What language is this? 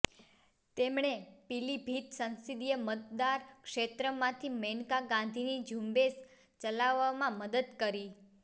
Gujarati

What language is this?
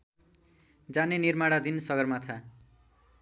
Nepali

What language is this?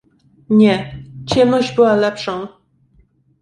Polish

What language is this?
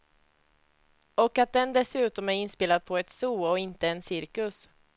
Swedish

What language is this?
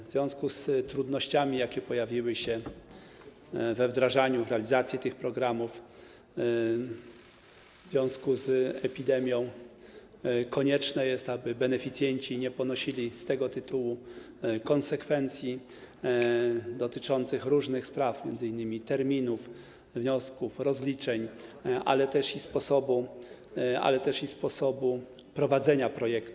Polish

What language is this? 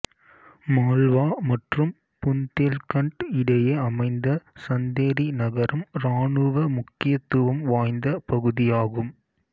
Tamil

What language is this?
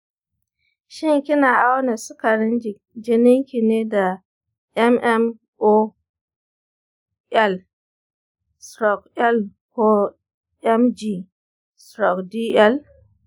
Hausa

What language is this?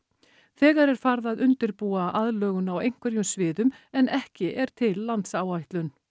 Icelandic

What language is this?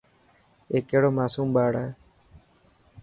Dhatki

